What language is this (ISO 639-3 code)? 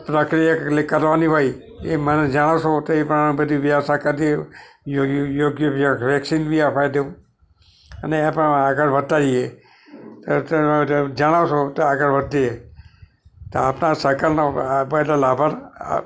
guj